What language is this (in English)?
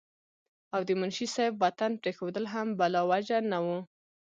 Pashto